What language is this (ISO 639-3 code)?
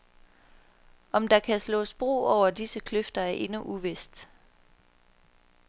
dan